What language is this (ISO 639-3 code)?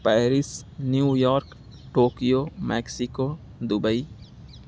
urd